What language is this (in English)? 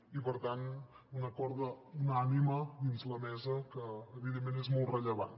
Catalan